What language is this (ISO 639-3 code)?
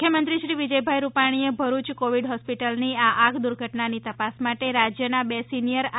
guj